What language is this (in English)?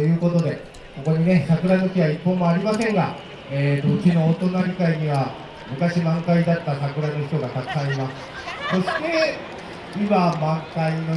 Japanese